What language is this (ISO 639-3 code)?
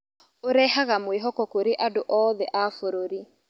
kik